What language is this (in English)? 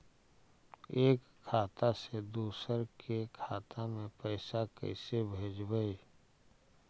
Magahi